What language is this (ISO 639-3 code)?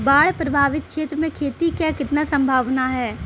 bho